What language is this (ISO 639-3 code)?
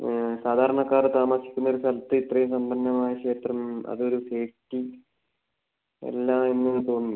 mal